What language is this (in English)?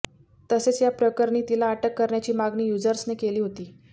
Marathi